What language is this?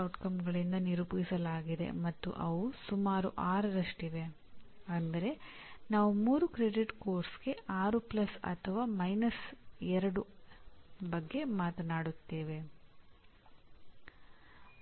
Kannada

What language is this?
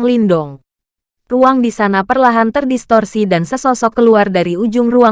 Indonesian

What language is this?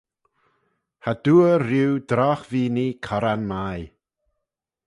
Manx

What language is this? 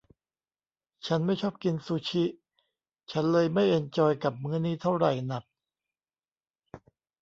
Thai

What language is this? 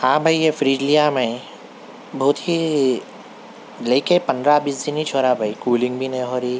Urdu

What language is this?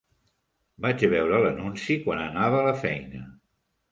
Catalan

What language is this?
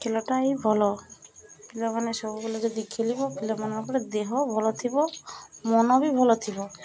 Odia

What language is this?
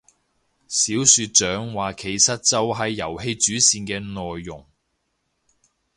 Cantonese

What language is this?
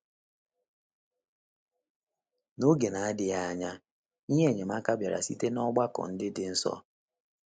Igbo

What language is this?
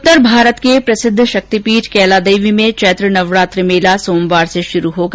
Hindi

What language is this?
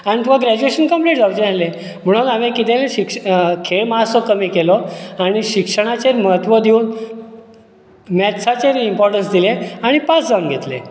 Konkani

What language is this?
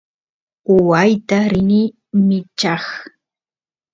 Santiago del Estero Quichua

